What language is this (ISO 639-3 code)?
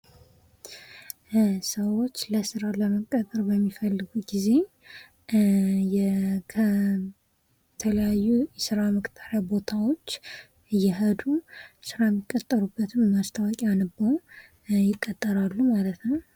amh